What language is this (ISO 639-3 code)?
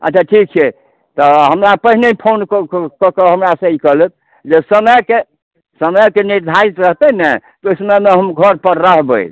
mai